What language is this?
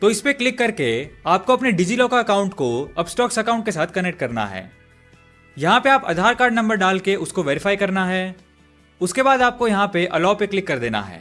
Hindi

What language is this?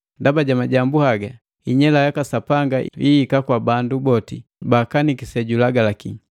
Matengo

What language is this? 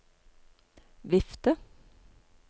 Norwegian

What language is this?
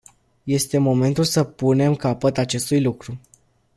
Romanian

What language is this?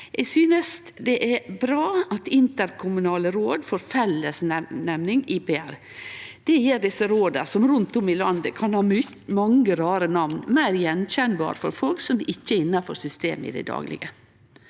Norwegian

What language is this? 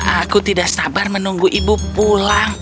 Indonesian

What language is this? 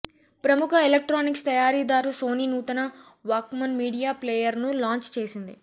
Telugu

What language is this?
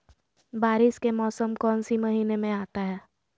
Magahi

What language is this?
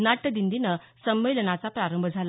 Marathi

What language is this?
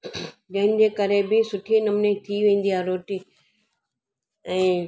Sindhi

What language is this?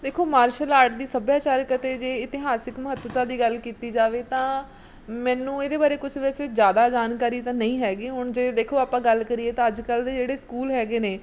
Punjabi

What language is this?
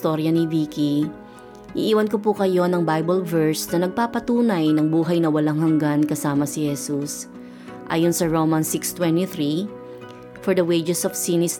Filipino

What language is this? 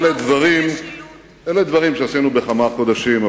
Hebrew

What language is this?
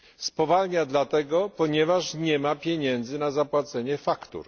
Polish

